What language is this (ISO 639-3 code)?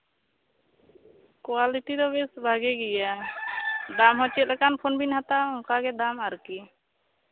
sat